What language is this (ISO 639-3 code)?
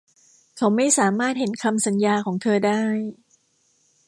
tha